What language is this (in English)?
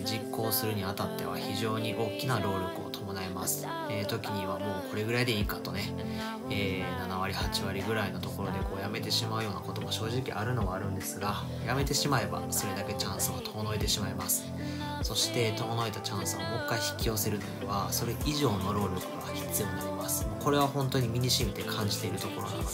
Japanese